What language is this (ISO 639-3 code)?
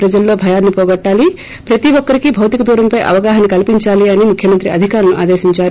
tel